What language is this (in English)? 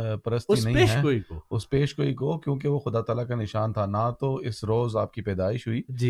Urdu